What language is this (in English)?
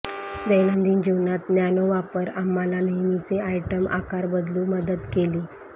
Marathi